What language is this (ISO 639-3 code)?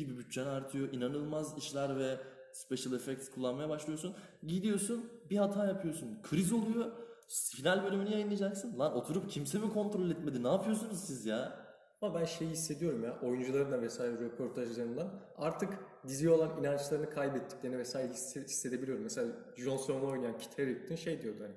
tur